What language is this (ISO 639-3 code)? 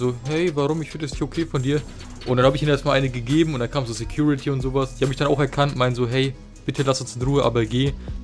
deu